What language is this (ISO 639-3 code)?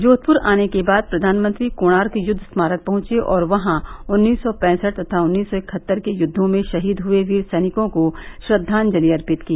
hin